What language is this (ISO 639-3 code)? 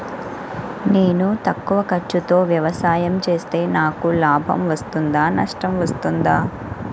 tel